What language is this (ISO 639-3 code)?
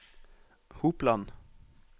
nor